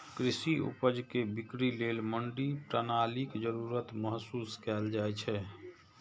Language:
Maithili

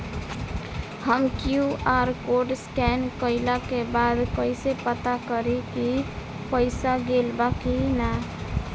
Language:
Bhojpuri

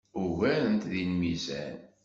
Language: Kabyle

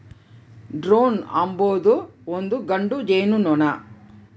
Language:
Kannada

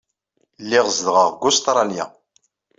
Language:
Kabyle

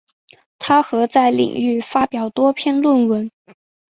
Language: Chinese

